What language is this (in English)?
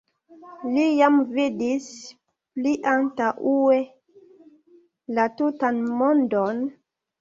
Esperanto